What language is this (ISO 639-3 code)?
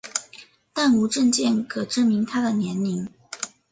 zho